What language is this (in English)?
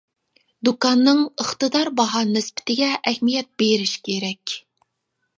Uyghur